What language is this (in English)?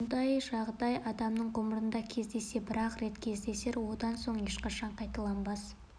Kazakh